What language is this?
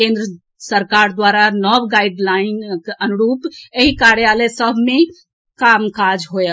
Maithili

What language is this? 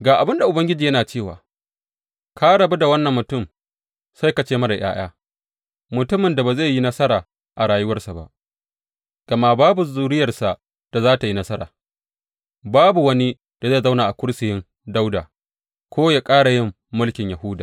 Hausa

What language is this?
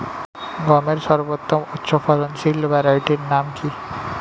Bangla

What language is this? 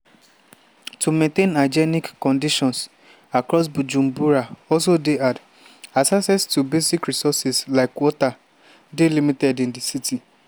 Nigerian Pidgin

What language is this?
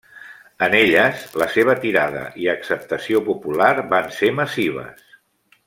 Catalan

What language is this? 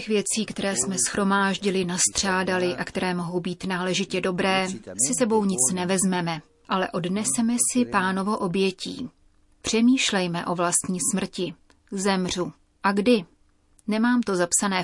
Czech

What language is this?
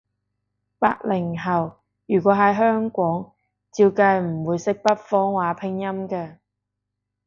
Cantonese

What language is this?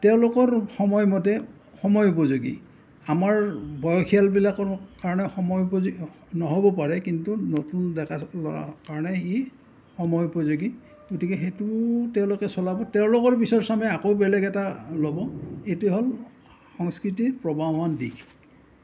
Assamese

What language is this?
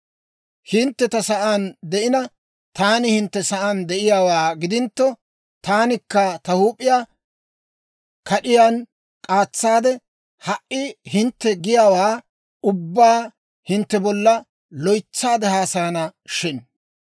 Dawro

